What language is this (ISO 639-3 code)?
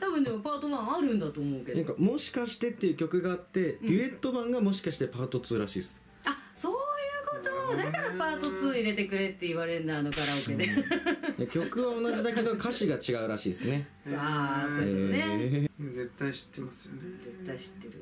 jpn